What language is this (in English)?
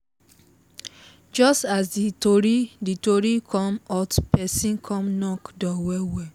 Nigerian Pidgin